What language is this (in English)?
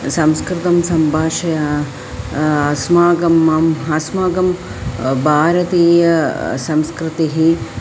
Sanskrit